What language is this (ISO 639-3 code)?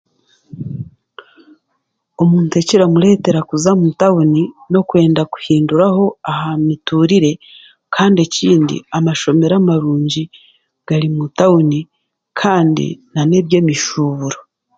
cgg